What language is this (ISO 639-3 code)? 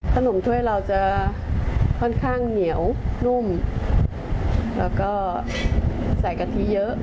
tha